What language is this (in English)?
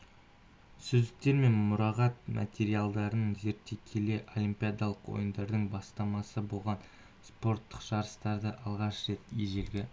Kazakh